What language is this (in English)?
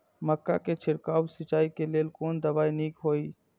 Maithili